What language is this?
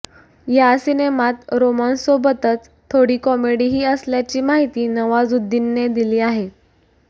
Marathi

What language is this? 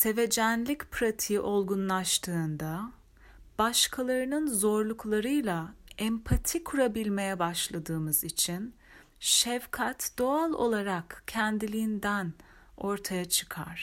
Turkish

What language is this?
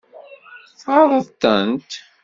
Kabyle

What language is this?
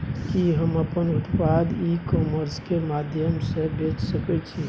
Maithili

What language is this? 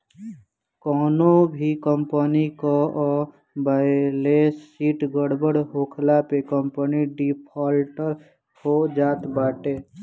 Bhojpuri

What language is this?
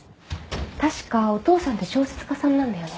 Japanese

